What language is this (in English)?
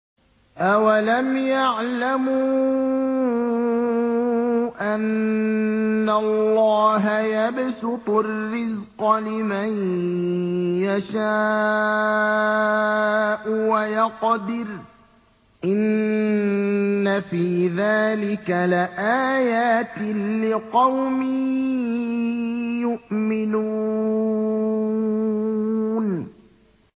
Arabic